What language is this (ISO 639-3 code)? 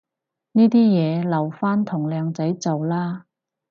yue